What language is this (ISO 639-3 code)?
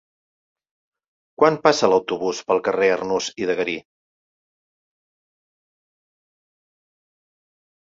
cat